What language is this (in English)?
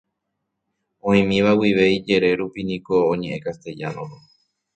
Guarani